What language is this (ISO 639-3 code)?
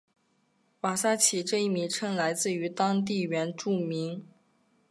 zho